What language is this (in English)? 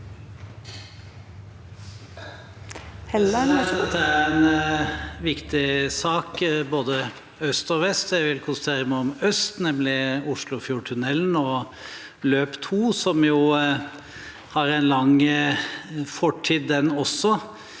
Norwegian